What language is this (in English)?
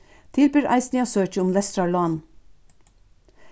Faroese